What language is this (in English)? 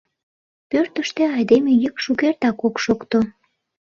Mari